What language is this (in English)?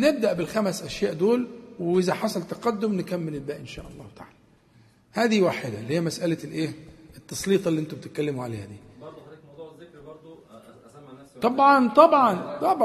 Arabic